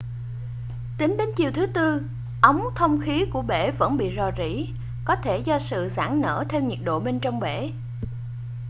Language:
Vietnamese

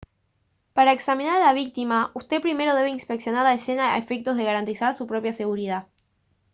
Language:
Spanish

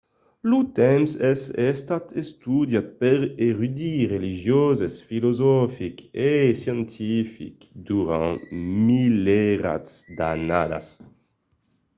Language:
Occitan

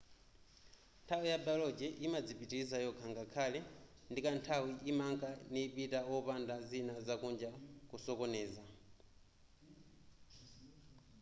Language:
Nyanja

